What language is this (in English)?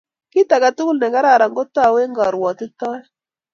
Kalenjin